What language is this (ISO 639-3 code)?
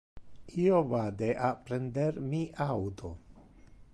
ina